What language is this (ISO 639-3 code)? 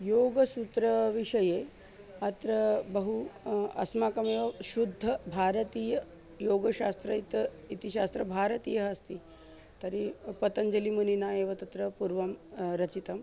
san